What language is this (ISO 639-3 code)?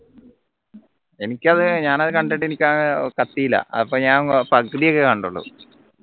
mal